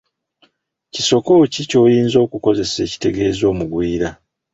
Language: Ganda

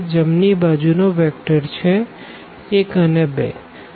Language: Gujarati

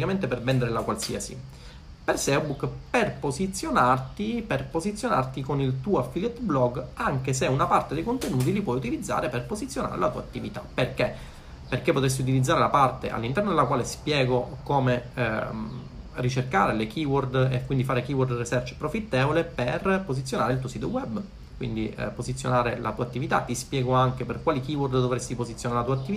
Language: Italian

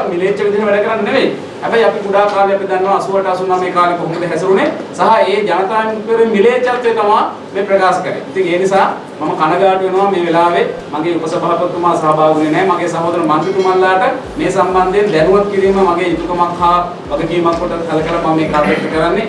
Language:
Sinhala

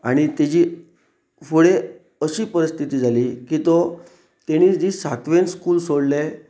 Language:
Konkani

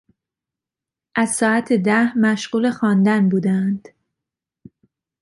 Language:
Persian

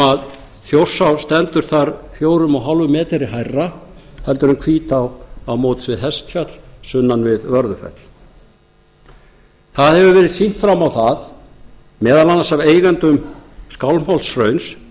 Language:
Icelandic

